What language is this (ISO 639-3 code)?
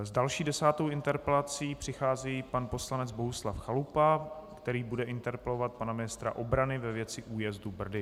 ces